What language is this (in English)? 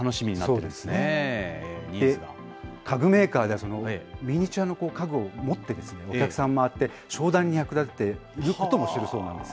Japanese